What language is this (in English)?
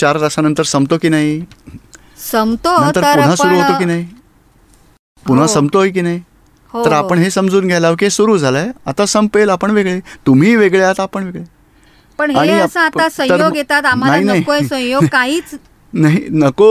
Gujarati